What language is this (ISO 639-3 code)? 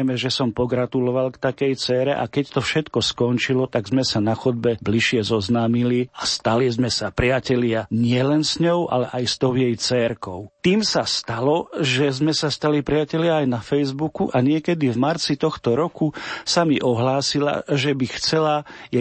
slk